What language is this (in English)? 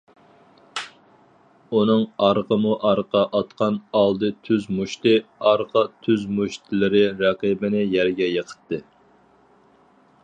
Uyghur